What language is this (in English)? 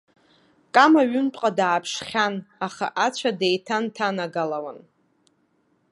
Abkhazian